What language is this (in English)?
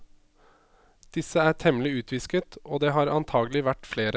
Norwegian